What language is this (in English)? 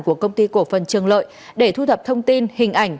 Vietnamese